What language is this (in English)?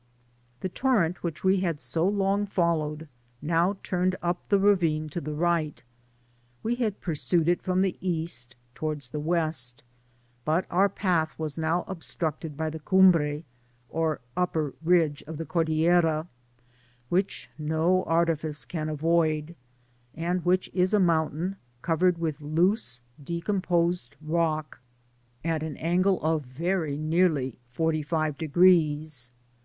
English